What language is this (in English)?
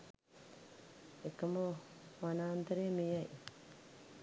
Sinhala